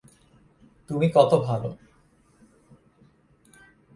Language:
Bangla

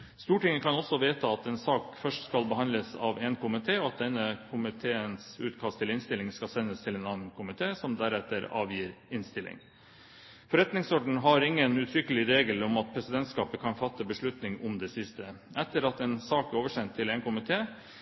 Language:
Norwegian Bokmål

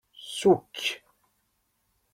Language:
Kabyle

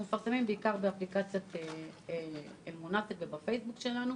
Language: Hebrew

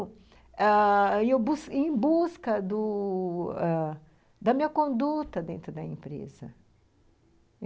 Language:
Portuguese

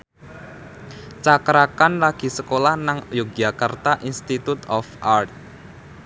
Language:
Javanese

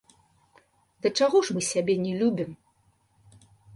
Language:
Belarusian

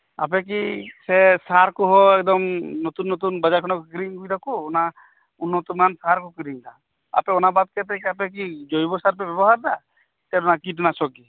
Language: Santali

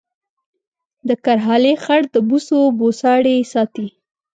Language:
Pashto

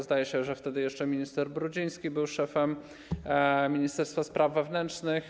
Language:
Polish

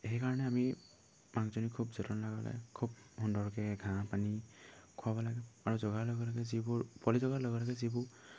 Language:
Assamese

